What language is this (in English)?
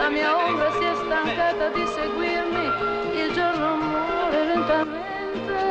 Italian